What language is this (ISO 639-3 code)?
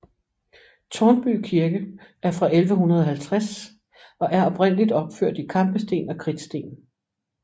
dan